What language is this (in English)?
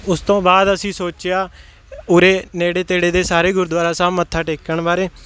Punjabi